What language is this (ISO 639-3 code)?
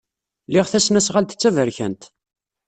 kab